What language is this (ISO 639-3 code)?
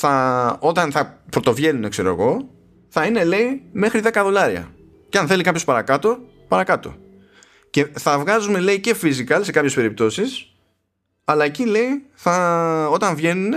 ell